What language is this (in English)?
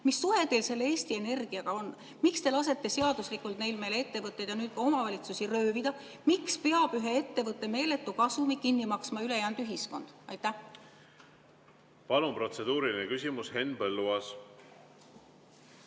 Estonian